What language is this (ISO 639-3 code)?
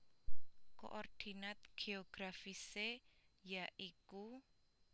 jav